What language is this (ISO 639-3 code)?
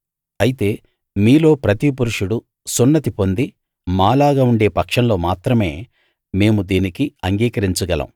tel